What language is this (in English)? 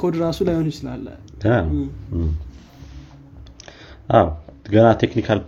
Amharic